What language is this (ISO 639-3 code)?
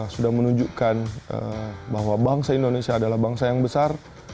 ind